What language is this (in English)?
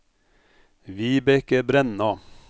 Norwegian